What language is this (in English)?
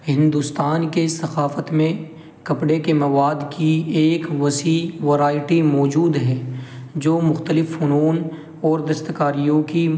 Urdu